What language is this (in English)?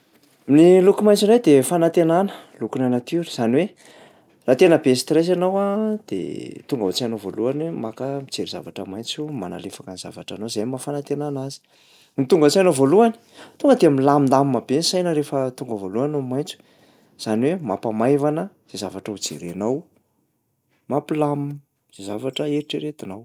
Malagasy